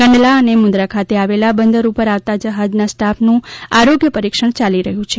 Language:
Gujarati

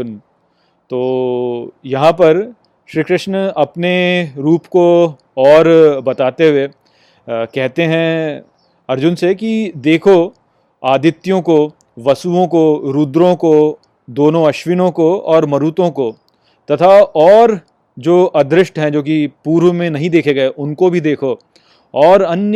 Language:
Hindi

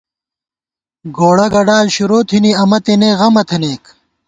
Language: Gawar-Bati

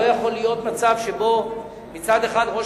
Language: Hebrew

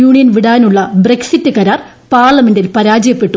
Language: Malayalam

